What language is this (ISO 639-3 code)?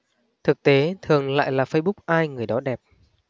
vie